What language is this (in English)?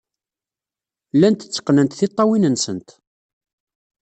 Kabyle